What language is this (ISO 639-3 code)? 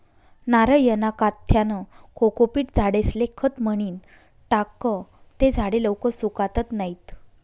mar